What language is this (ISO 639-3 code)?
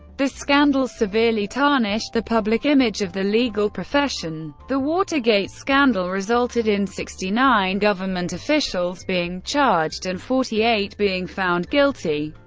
eng